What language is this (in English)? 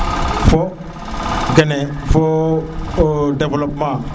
Serer